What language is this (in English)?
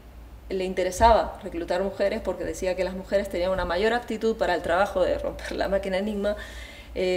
Spanish